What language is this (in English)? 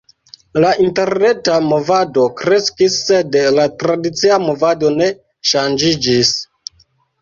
Esperanto